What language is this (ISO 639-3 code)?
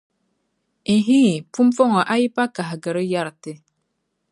dag